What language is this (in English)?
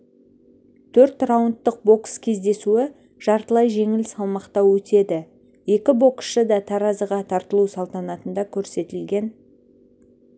Kazakh